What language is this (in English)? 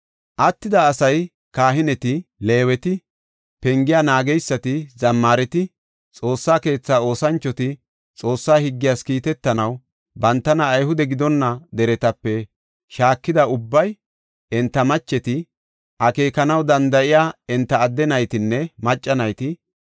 Gofa